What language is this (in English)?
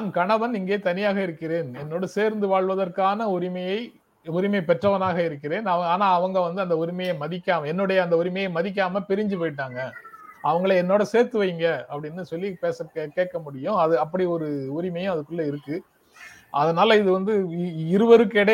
Tamil